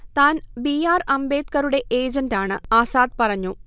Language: Malayalam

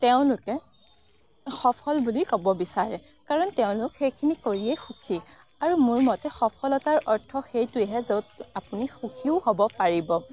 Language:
Assamese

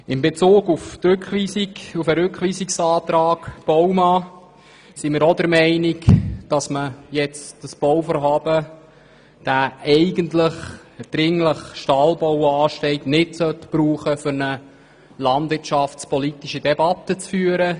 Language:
Swiss German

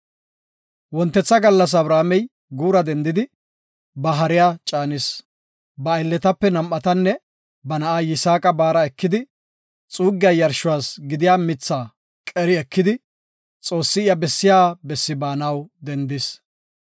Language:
Gofa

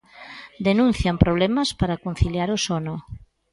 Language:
Galician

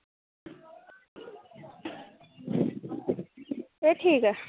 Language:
Dogri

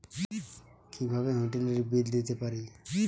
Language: Bangla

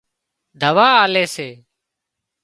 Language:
Wadiyara Koli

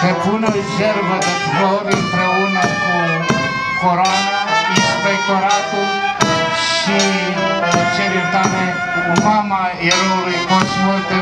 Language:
Romanian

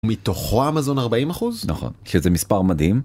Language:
Hebrew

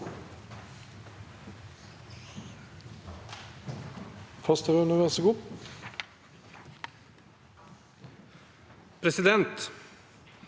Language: Norwegian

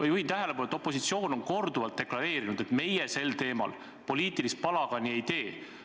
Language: Estonian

